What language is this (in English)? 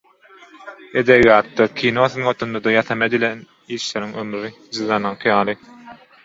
Turkmen